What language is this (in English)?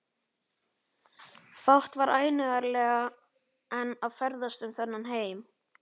Icelandic